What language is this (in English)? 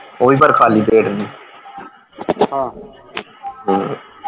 Punjabi